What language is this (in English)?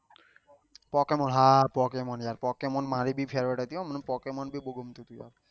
Gujarati